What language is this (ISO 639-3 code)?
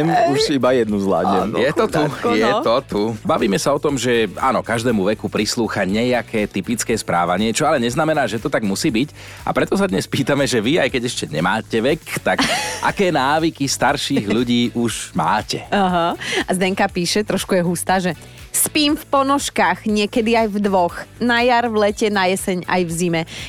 slk